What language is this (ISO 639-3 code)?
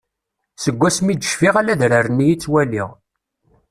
kab